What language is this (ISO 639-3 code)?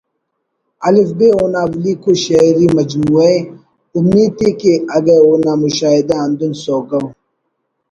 brh